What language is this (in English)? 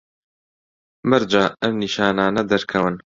Central Kurdish